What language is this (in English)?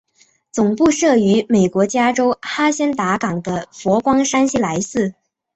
Chinese